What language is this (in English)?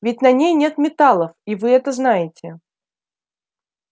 Russian